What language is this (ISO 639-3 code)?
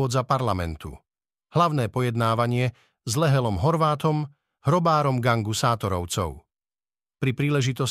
slk